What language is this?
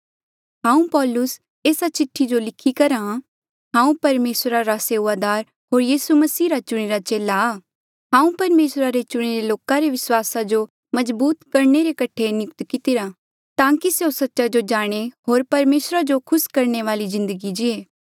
Mandeali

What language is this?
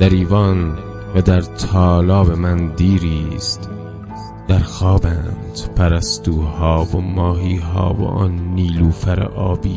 Persian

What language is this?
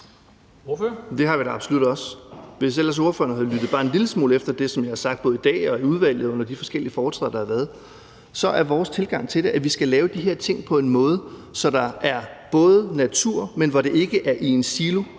Danish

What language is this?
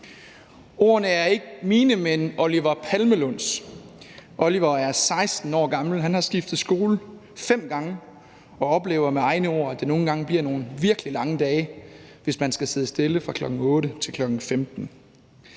Danish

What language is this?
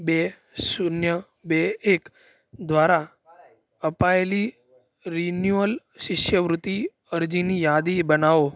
Gujarati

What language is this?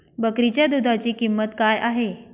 Marathi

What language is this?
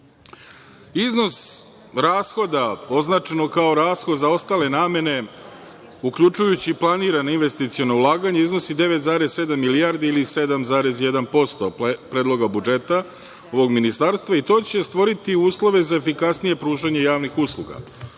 Serbian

